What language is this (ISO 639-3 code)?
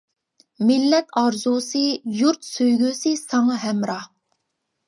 uig